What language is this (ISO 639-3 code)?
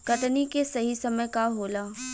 bho